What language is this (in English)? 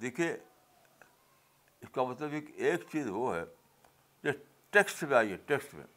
Urdu